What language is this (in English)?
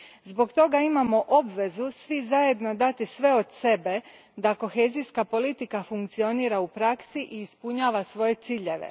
Croatian